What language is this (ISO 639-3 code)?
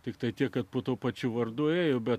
lit